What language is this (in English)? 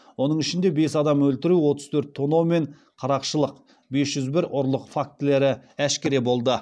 Kazakh